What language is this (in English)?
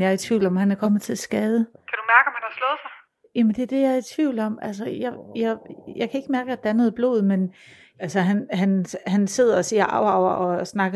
Danish